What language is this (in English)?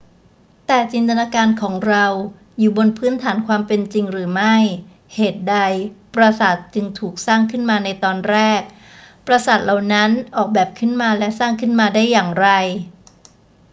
Thai